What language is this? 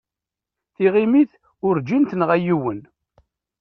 Kabyle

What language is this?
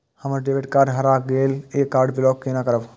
Maithili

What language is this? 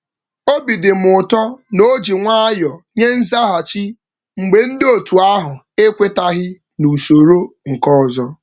Igbo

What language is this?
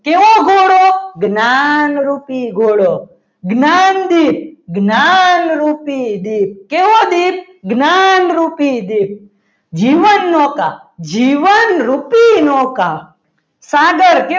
Gujarati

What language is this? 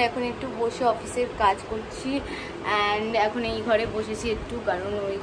Hindi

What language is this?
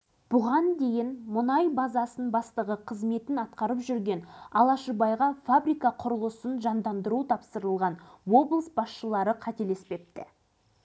Kazakh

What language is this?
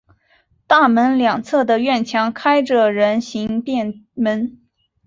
Chinese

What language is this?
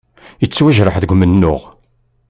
Kabyle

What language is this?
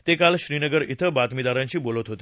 Marathi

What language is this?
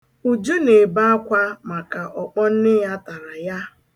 Igbo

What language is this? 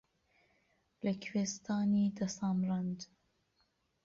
Central Kurdish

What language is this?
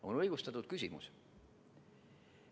Estonian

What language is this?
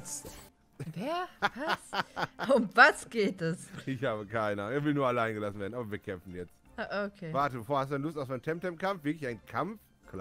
German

